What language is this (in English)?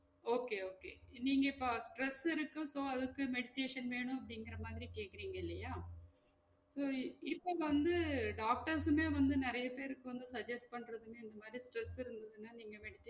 Tamil